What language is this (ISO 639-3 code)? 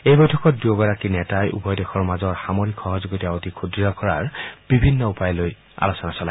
asm